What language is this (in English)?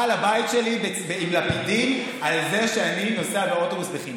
Hebrew